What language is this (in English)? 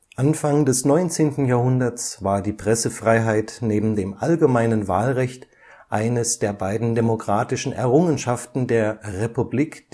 German